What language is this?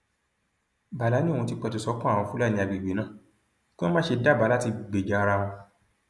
Yoruba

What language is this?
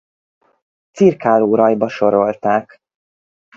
Hungarian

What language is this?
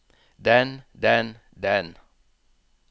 Norwegian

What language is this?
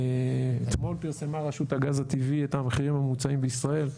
Hebrew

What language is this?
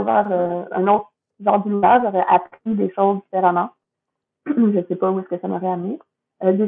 French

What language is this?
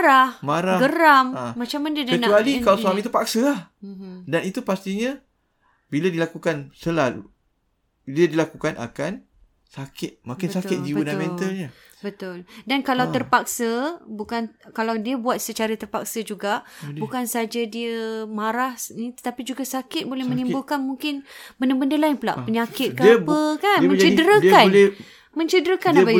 Malay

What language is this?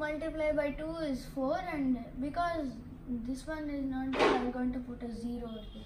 English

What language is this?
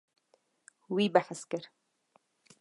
Kurdish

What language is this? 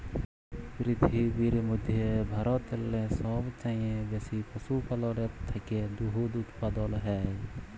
Bangla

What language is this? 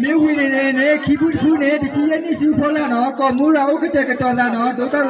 Korean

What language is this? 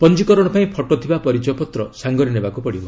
Odia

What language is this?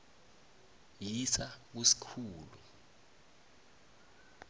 South Ndebele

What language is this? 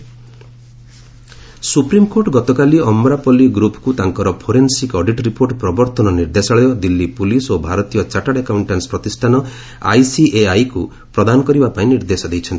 Odia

